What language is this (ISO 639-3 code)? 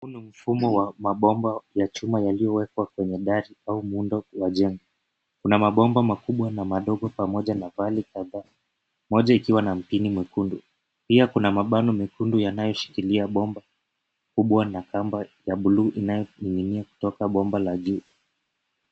swa